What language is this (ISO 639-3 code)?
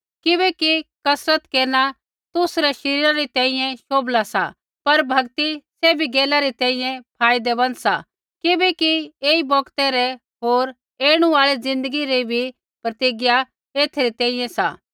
kfx